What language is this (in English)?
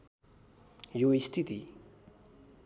Nepali